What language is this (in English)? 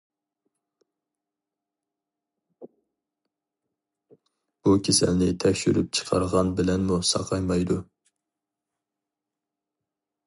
Uyghur